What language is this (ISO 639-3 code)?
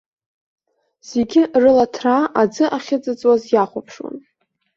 abk